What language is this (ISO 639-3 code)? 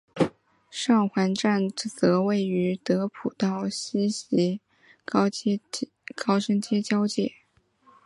zho